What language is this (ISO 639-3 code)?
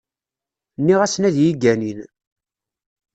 kab